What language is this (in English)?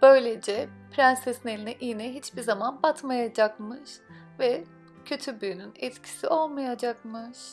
Turkish